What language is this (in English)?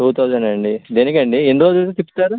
Telugu